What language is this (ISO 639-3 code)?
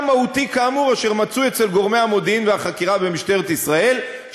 heb